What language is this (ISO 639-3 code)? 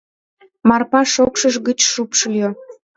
chm